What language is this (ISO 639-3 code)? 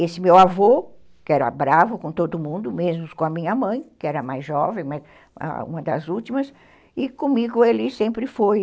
por